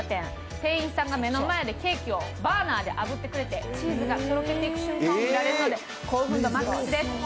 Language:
Japanese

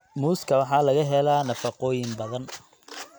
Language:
Somali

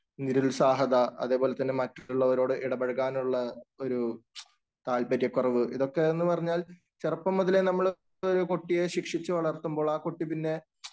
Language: Malayalam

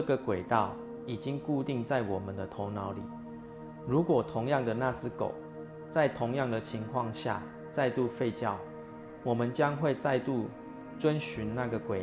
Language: Chinese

